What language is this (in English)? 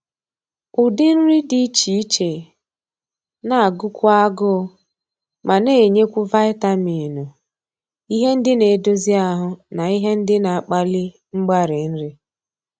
Igbo